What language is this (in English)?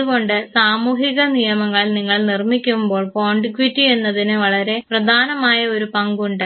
Malayalam